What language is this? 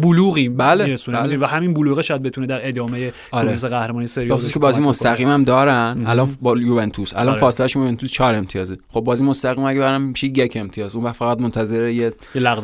Persian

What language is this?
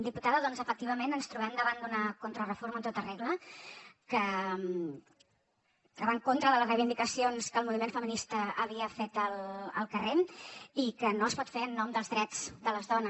Catalan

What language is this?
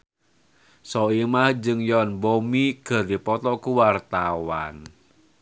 Sundanese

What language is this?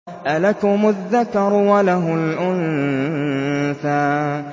Arabic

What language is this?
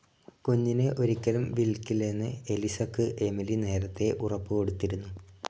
Malayalam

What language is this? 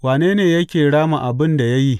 Hausa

